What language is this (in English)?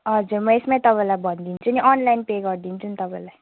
Nepali